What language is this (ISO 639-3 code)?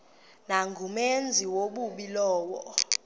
xho